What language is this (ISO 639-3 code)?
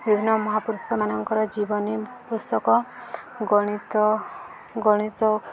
ori